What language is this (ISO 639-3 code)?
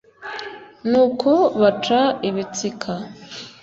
kin